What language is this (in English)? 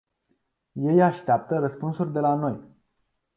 Romanian